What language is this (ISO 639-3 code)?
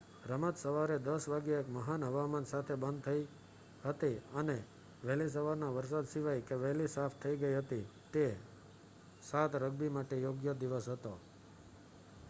guj